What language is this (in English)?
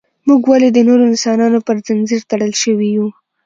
Pashto